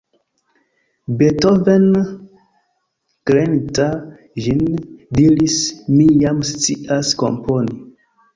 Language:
Esperanto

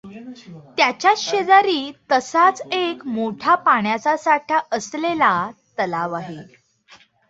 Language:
Marathi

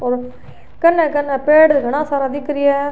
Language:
Rajasthani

